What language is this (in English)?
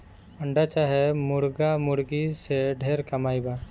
Bhojpuri